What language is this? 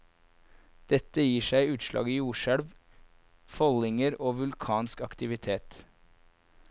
Norwegian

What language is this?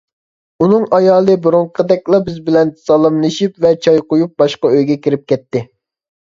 Uyghur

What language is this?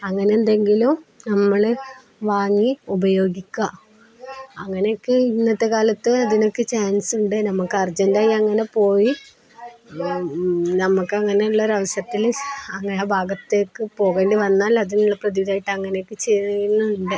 Malayalam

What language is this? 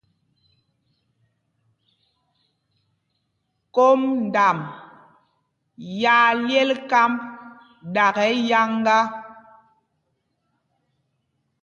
Mpumpong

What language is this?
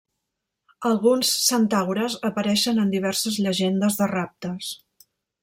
Catalan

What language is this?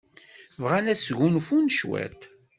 Kabyle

